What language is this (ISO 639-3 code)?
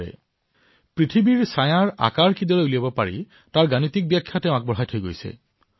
asm